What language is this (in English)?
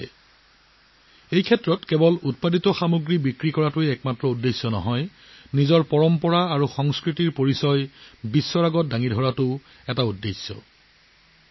Assamese